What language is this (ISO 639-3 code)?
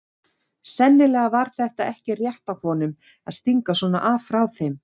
isl